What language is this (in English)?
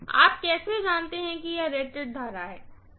Hindi